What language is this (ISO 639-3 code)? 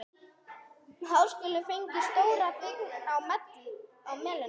isl